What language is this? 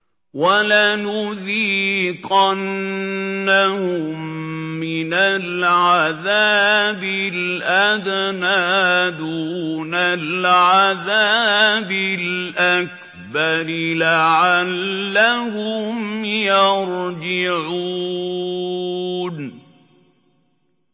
Arabic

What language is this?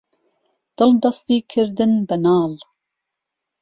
Central Kurdish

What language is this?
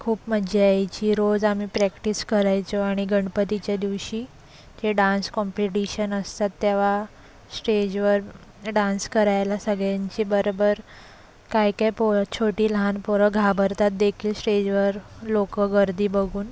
Marathi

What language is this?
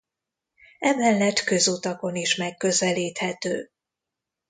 Hungarian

